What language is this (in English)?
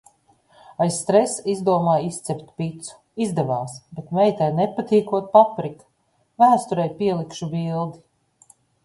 Latvian